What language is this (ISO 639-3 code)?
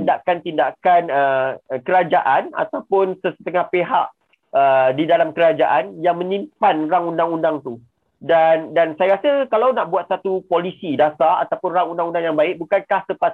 msa